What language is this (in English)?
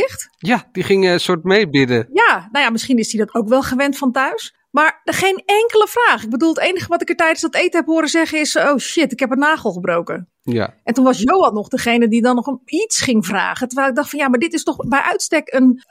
Dutch